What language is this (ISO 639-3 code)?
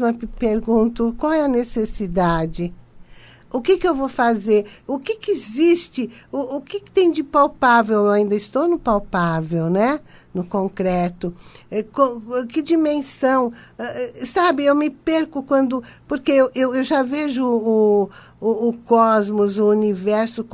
por